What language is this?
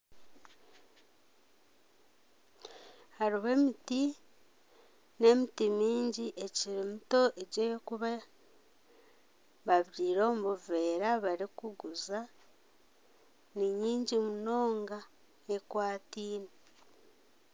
Nyankole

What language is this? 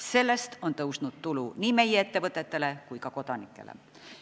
Estonian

